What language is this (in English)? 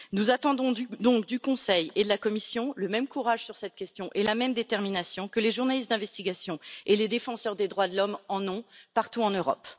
French